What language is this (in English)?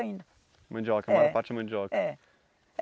Portuguese